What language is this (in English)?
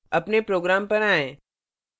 Hindi